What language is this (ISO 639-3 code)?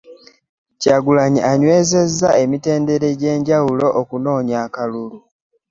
lug